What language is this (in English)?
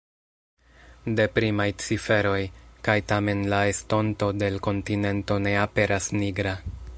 Esperanto